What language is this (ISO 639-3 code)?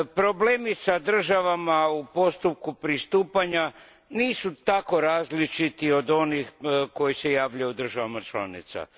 hrv